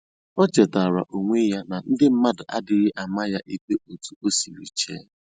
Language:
Igbo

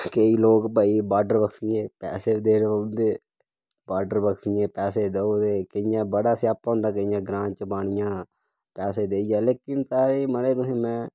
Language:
Dogri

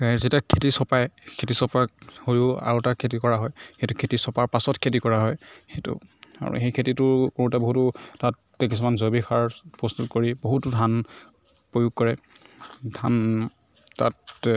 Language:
Assamese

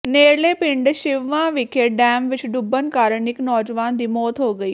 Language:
Punjabi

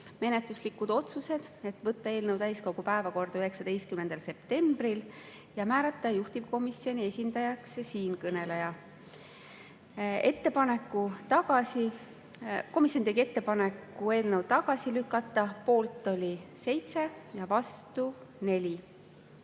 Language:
Estonian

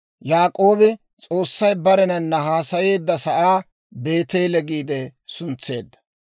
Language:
Dawro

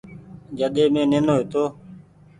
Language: Goaria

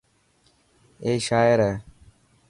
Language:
Dhatki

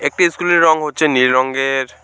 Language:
Bangla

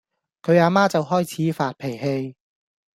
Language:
Cantonese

